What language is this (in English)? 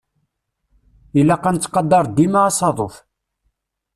Kabyle